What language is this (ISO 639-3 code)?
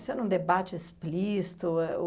por